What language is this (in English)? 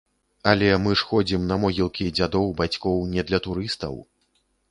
Belarusian